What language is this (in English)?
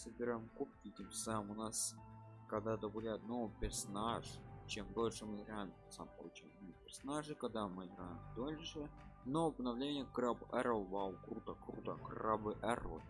Russian